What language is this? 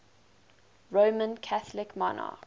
English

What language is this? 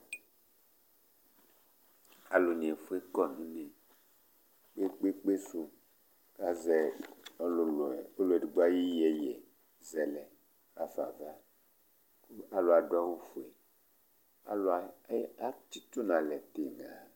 Ikposo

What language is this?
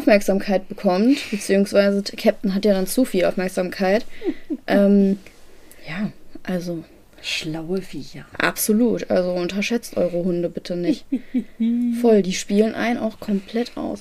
German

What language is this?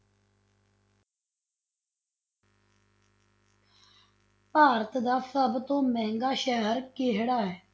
Punjabi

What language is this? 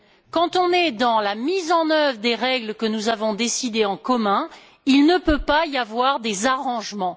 French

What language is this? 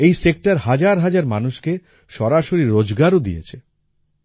Bangla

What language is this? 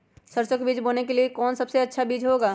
Magahi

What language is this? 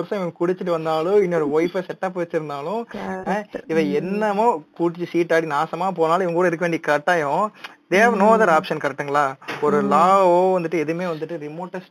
Tamil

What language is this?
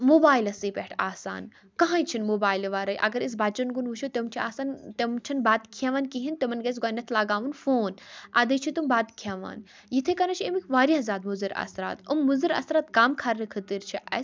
Kashmiri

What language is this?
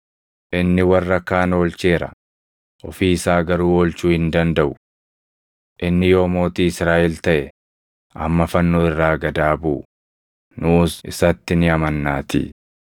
Oromo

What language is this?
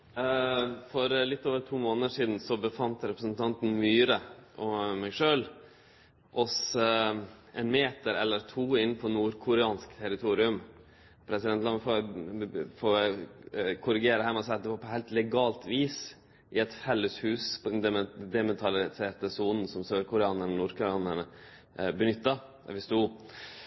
Norwegian Nynorsk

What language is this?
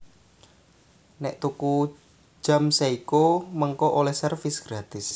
Javanese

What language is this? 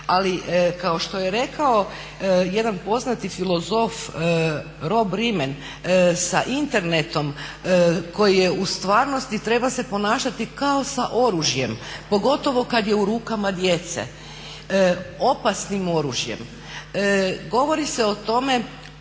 Croatian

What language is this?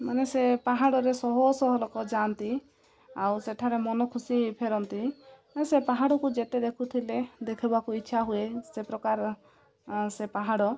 Odia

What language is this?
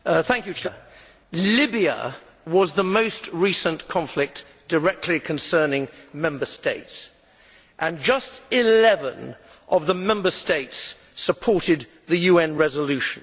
English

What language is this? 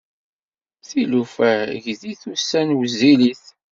Kabyle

